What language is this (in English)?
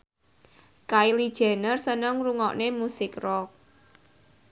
Javanese